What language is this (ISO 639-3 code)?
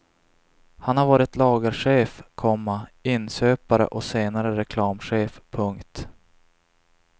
swe